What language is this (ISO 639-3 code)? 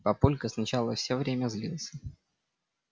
rus